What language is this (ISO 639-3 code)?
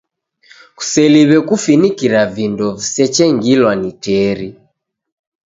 dav